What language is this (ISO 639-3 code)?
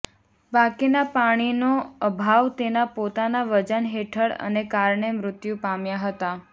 guj